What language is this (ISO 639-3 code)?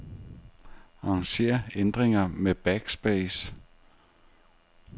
dan